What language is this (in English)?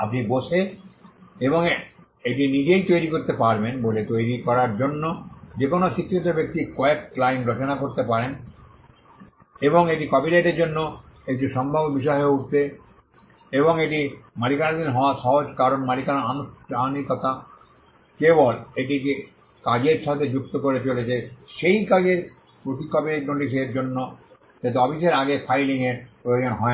Bangla